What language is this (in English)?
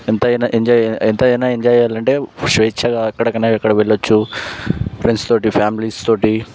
Telugu